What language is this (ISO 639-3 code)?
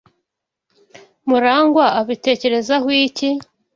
kin